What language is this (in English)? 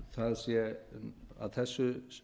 Icelandic